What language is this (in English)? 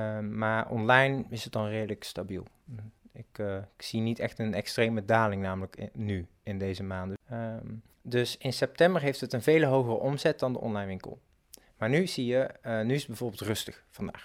Dutch